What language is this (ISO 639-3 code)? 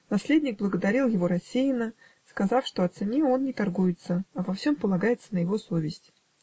rus